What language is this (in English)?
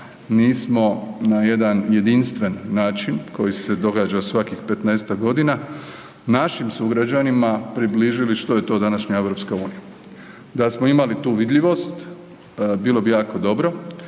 Croatian